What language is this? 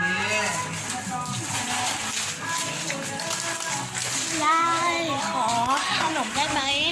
Thai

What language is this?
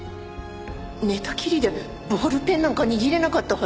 Japanese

